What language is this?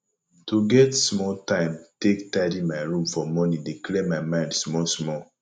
Nigerian Pidgin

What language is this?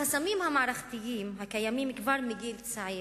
Hebrew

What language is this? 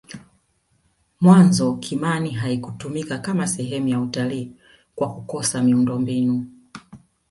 Swahili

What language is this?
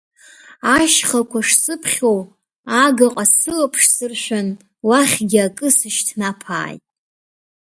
Abkhazian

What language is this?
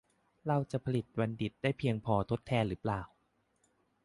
Thai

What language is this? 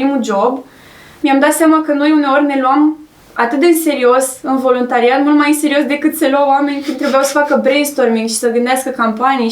Romanian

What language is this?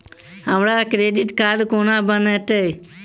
Maithili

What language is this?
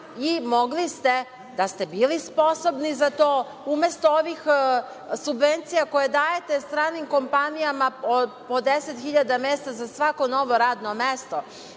Serbian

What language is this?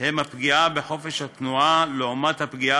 Hebrew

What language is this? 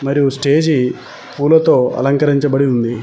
Telugu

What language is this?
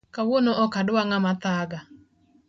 Luo (Kenya and Tanzania)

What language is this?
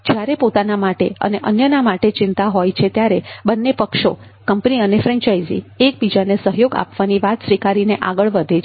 Gujarati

